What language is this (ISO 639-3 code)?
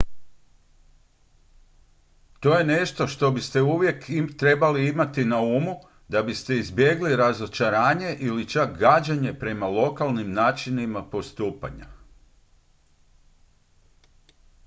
hrv